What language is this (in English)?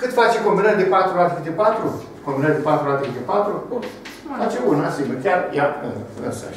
Romanian